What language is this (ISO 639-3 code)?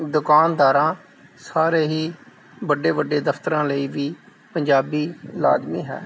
pan